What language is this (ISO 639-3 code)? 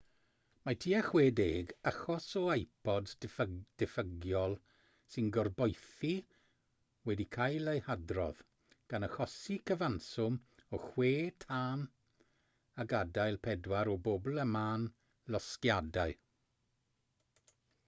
cym